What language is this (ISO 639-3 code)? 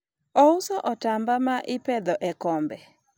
luo